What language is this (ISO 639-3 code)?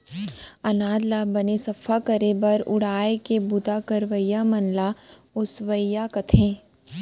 hne